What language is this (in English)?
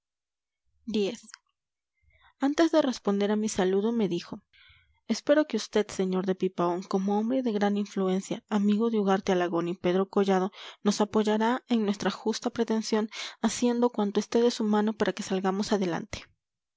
Spanish